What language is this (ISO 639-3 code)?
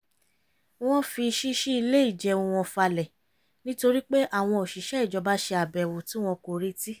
yor